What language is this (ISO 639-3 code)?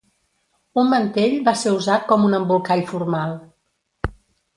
cat